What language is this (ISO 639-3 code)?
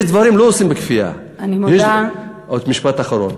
heb